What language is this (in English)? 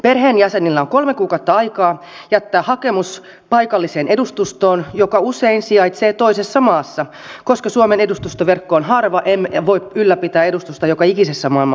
Finnish